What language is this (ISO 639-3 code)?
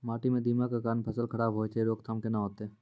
mai